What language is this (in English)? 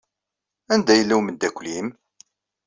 Kabyle